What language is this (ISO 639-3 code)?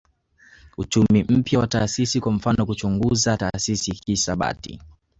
swa